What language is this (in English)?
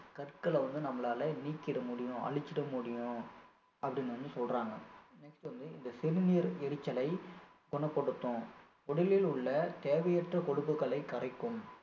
Tamil